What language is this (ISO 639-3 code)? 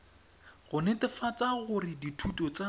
tsn